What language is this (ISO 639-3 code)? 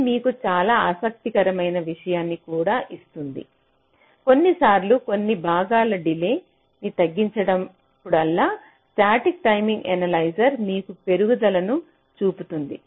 tel